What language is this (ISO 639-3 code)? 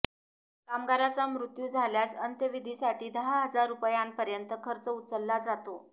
mar